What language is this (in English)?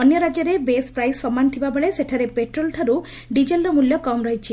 Odia